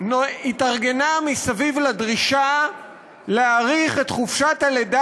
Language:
Hebrew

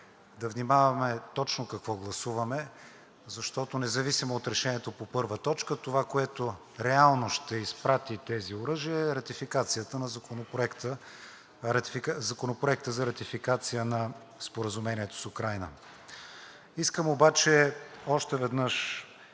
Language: Bulgarian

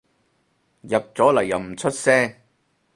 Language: Cantonese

